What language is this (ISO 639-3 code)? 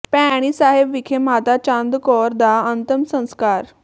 pan